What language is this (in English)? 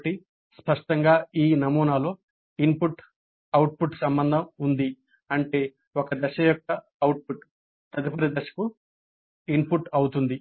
Telugu